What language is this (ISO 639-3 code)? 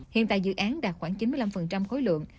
vie